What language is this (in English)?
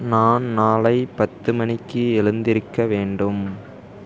Tamil